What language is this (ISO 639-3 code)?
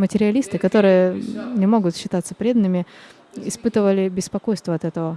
rus